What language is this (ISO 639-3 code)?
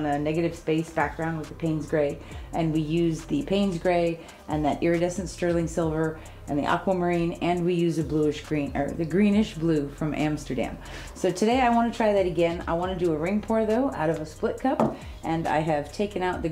eng